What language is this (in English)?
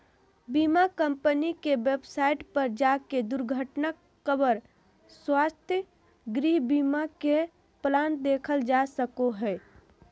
Magahi